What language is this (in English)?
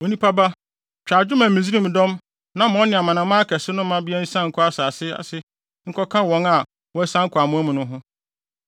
Akan